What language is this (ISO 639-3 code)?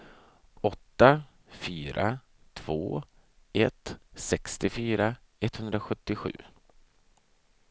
swe